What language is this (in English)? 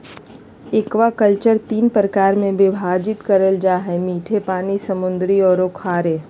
Magahi